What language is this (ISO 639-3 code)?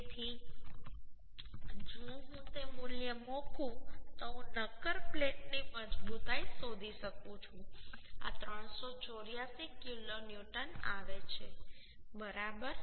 guj